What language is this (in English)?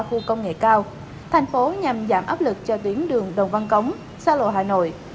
Vietnamese